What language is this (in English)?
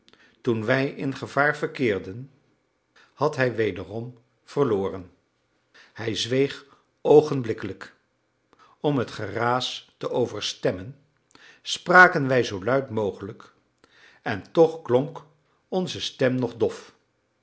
Dutch